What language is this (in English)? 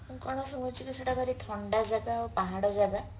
Odia